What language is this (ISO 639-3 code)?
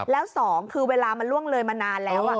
tha